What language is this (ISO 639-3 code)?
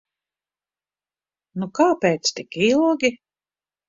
lav